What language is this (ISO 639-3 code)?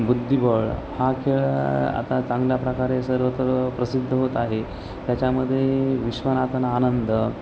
mar